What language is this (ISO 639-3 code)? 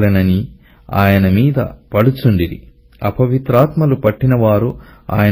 hin